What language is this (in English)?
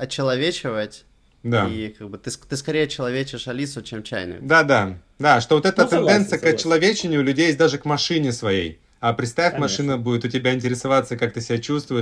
Russian